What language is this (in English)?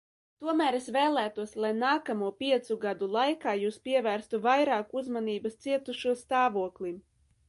Latvian